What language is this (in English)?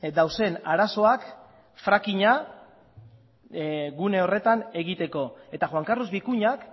Basque